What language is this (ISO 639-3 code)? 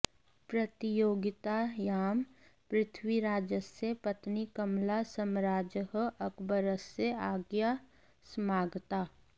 san